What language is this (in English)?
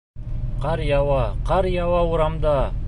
Bashkir